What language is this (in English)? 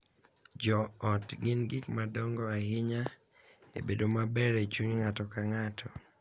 Luo (Kenya and Tanzania)